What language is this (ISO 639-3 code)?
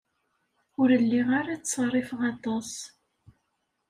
kab